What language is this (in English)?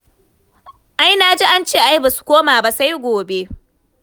Hausa